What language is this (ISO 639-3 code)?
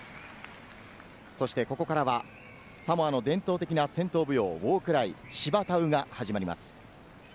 jpn